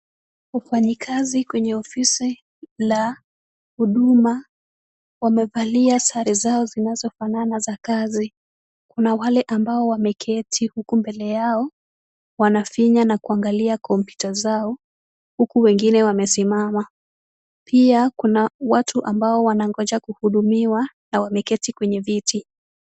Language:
Swahili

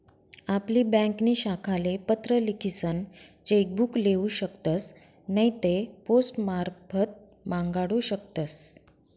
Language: Marathi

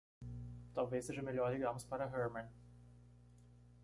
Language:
Portuguese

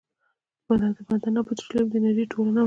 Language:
Pashto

